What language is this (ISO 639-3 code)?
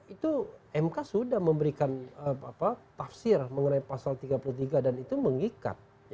ind